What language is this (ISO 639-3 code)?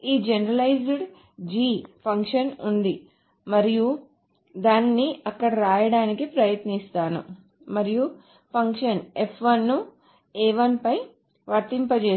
tel